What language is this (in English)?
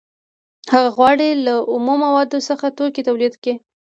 Pashto